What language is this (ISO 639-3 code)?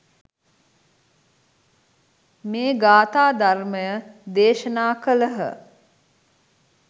sin